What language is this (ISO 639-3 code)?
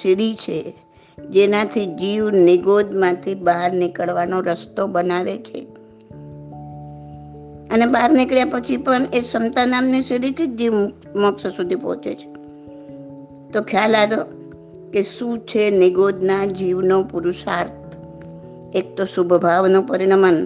guj